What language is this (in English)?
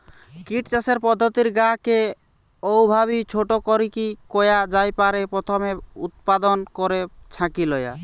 Bangla